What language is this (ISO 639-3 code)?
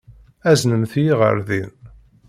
kab